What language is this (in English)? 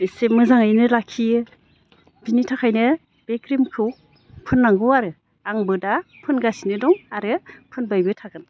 Bodo